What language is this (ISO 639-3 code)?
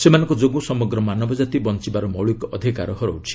ori